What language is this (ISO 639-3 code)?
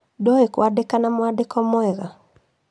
kik